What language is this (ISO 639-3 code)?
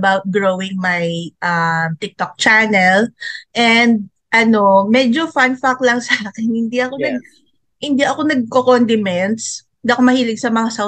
fil